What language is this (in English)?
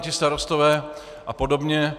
Czech